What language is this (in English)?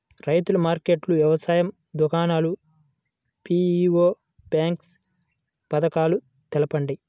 Telugu